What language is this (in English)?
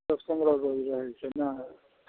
Maithili